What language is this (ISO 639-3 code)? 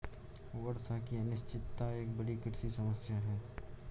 hin